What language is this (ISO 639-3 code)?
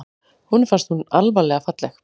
isl